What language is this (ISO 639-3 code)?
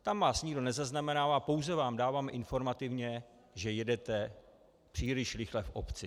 ces